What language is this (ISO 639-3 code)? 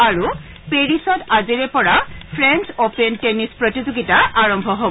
asm